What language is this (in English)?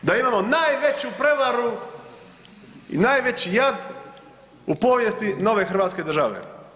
Croatian